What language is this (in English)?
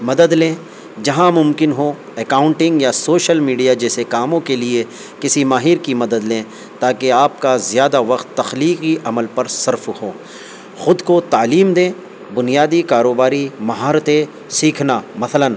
Urdu